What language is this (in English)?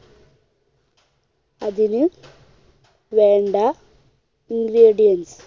Malayalam